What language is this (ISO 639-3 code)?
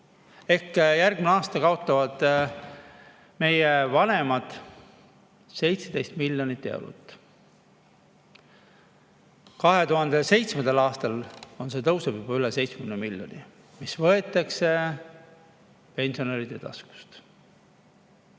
est